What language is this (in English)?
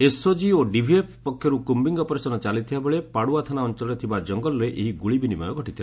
Odia